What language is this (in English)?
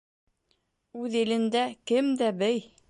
Bashkir